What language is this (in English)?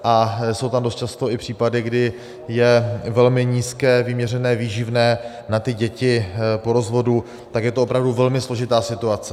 Czech